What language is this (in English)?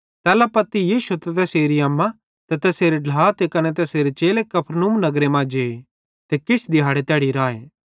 Bhadrawahi